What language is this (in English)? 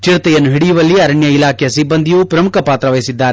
Kannada